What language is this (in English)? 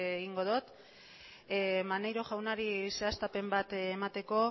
Basque